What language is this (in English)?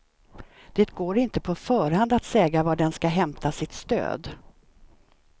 Swedish